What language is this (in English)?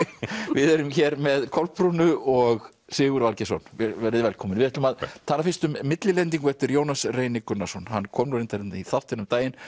Icelandic